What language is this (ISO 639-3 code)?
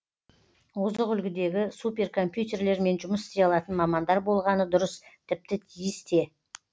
kaz